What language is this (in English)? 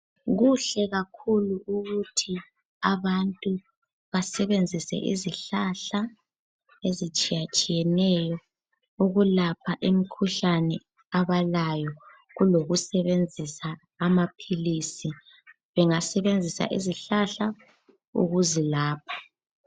North Ndebele